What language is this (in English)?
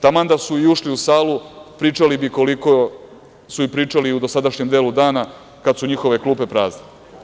Serbian